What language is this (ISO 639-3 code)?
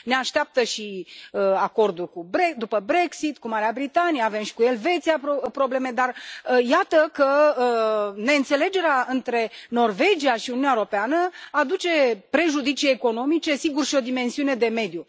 ron